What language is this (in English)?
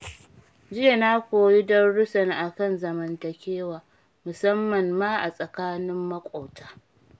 Hausa